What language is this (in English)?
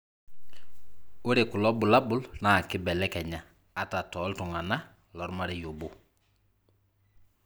Masai